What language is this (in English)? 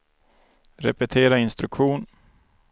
Swedish